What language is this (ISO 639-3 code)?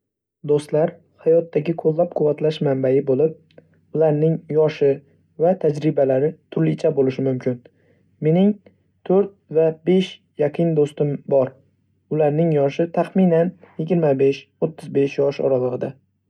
uzb